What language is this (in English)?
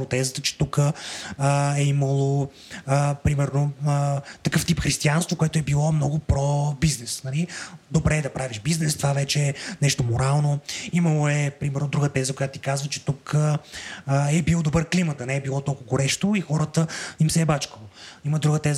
Bulgarian